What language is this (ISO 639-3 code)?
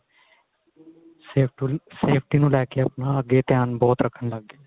pan